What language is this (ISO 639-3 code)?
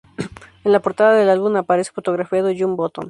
spa